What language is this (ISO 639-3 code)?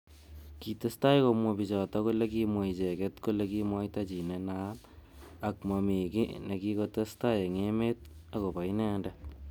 kln